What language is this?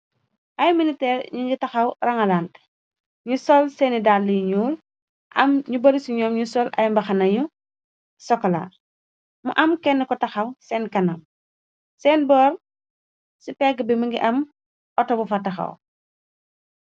Wolof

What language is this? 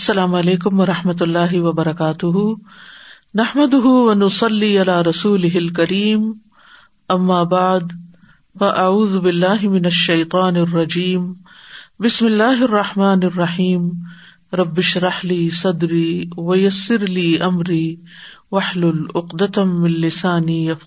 Urdu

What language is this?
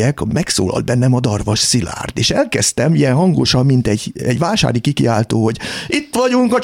Hungarian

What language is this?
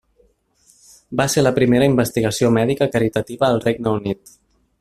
Catalan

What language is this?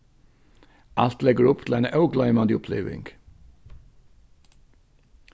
Faroese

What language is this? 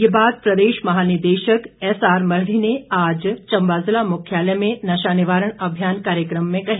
Hindi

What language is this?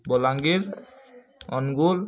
Odia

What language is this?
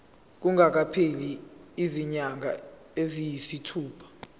Zulu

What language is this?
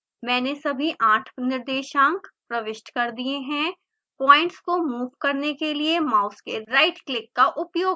Hindi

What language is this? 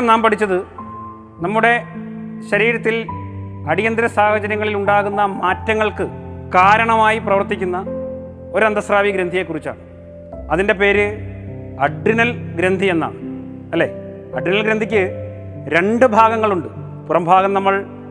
Malayalam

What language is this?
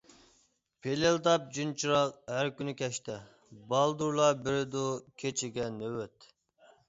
Uyghur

